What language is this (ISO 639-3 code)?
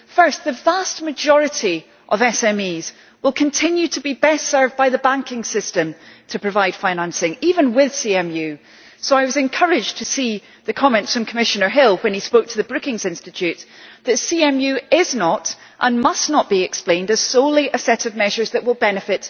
eng